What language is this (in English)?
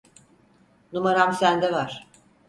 Turkish